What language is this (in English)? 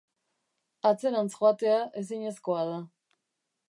Basque